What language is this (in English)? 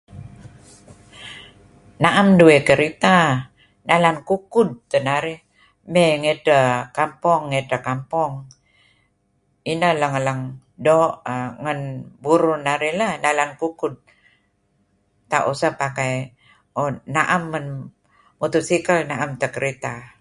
Kelabit